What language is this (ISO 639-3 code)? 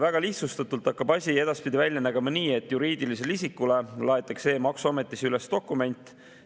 est